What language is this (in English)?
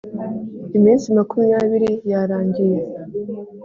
Kinyarwanda